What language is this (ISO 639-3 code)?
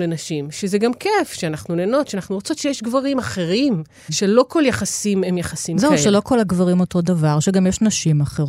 heb